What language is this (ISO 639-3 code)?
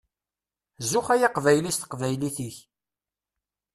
kab